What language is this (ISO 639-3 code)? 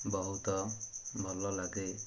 ori